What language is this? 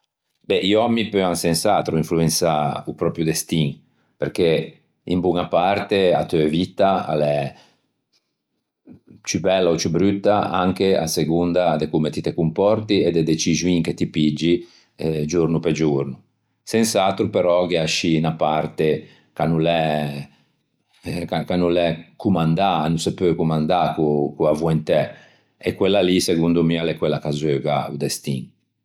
Ligurian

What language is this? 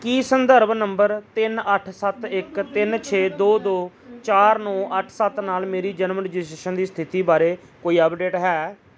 Punjabi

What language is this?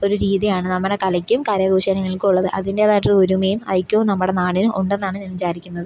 Malayalam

